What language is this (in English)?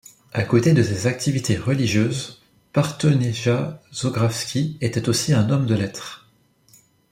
French